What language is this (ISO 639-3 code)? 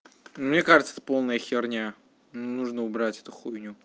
rus